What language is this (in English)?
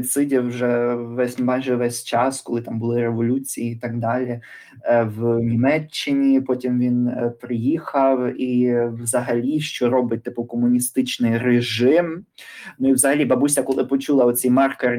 Ukrainian